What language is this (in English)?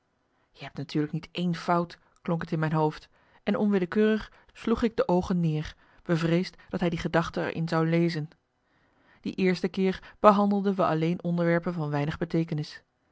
Dutch